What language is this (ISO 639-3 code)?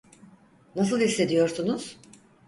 tur